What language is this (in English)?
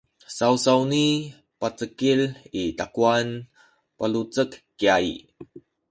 Sakizaya